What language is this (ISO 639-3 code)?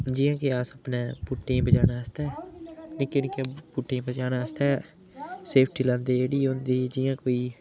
doi